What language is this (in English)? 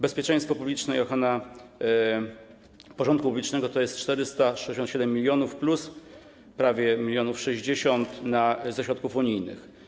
Polish